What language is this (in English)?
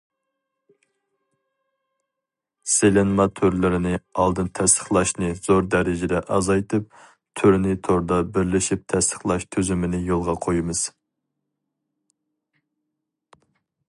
Uyghur